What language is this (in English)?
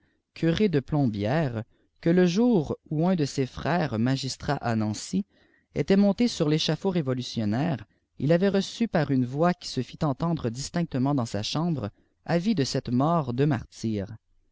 French